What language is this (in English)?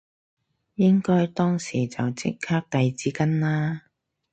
Cantonese